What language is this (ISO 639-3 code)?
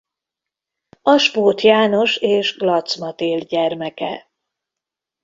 hun